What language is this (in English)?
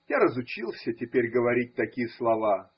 Russian